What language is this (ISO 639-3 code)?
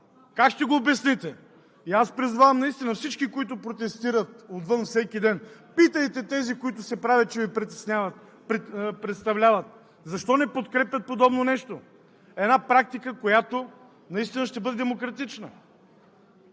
bul